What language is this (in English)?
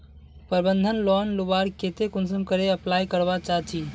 Magahi